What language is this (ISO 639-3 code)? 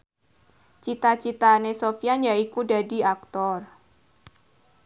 jav